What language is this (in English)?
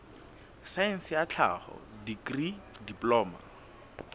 Southern Sotho